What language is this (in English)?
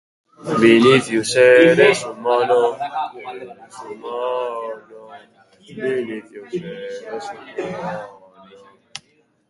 Basque